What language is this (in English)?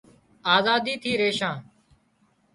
Wadiyara Koli